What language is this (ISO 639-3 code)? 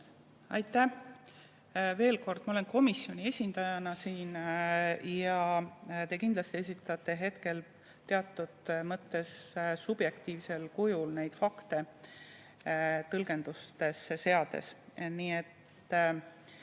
est